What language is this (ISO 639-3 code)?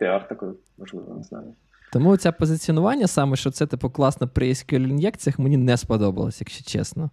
ukr